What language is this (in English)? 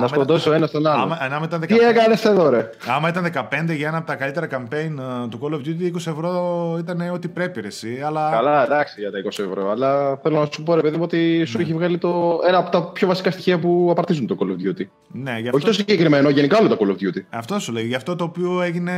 Greek